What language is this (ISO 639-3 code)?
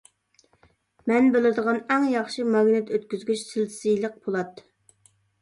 uig